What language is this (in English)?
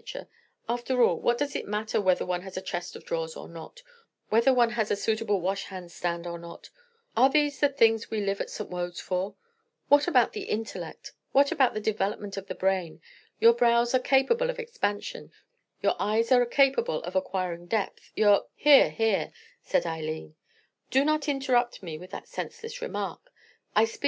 English